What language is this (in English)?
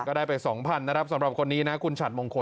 Thai